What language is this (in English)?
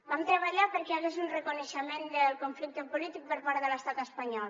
Catalan